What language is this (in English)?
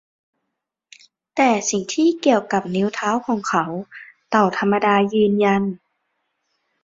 Thai